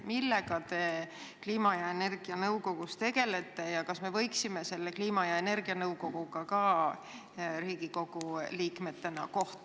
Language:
Estonian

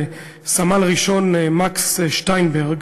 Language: Hebrew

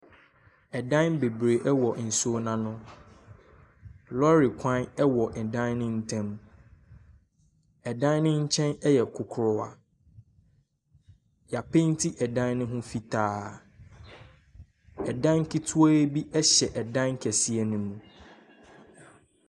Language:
Akan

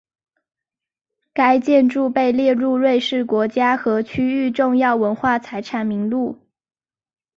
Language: Chinese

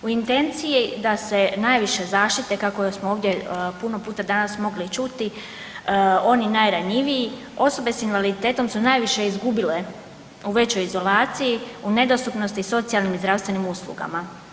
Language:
Croatian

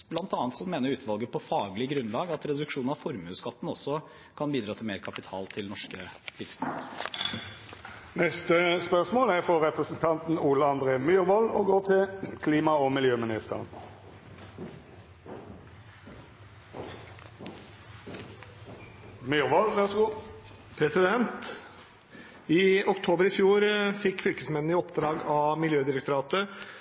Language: Norwegian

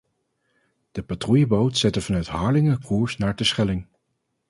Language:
Dutch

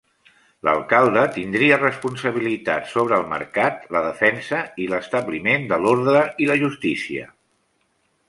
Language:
Catalan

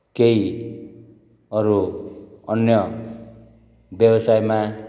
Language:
Nepali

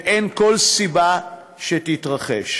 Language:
Hebrew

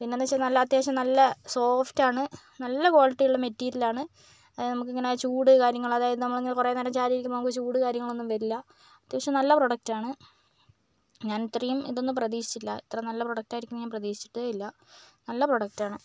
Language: Malayalam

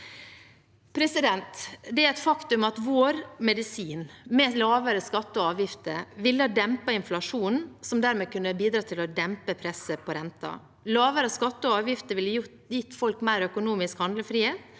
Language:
Norwegian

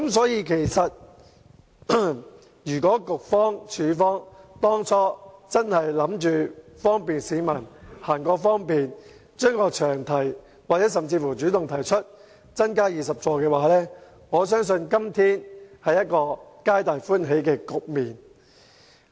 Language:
Cantonese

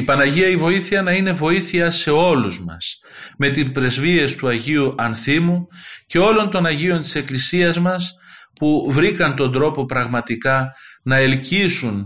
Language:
Greek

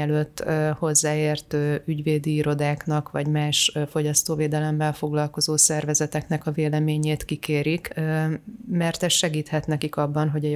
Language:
Hungarian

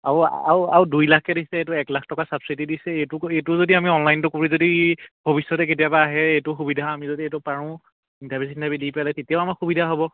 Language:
Assamese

